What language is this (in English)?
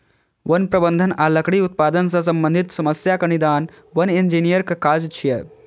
Maithili